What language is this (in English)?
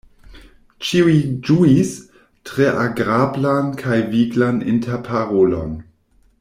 Esperanto